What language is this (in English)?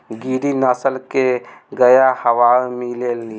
Bhojpuri